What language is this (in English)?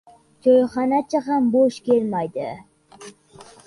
Uzbek